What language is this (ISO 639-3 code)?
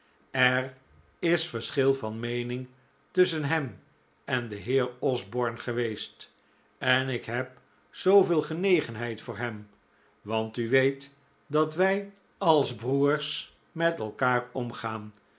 nld